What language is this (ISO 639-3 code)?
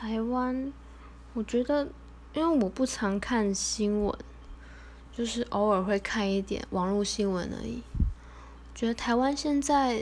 zho